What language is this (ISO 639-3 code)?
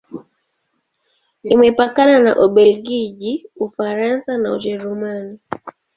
swa